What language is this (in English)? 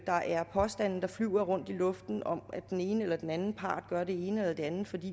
Danish